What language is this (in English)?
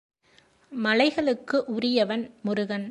Tamil